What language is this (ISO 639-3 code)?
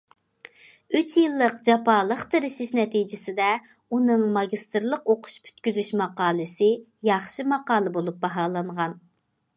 uig